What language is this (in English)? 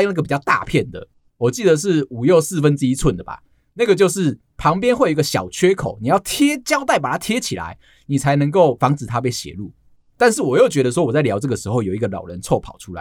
Chinese